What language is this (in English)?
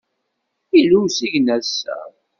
Kabyle